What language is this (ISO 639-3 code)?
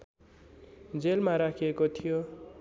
nep